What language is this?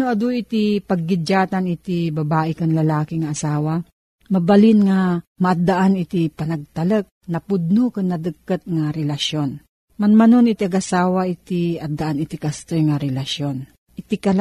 Filipino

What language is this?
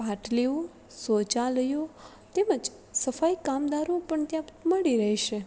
Gujarati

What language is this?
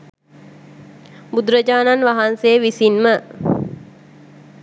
Sinhala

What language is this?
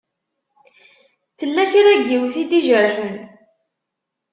Kabyle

